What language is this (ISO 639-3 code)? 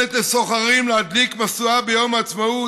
heb